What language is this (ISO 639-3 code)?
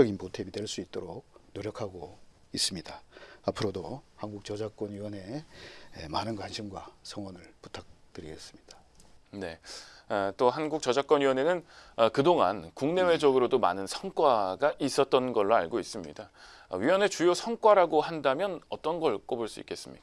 kor